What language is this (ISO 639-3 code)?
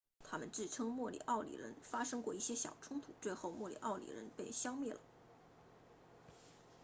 zho